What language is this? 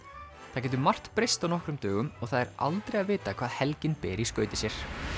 Icelandic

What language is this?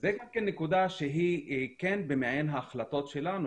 Hebrew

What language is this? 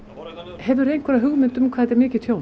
Icelandic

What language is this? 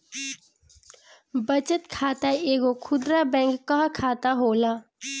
Bhojpuri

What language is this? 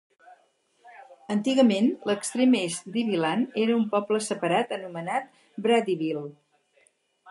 Catalan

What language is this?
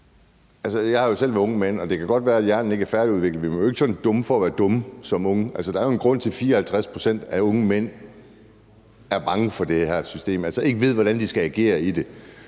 Danish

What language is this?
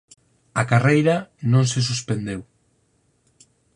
Galician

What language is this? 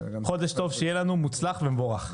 Hebrew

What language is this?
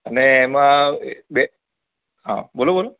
Gujarati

